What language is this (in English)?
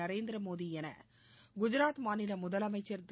Tamil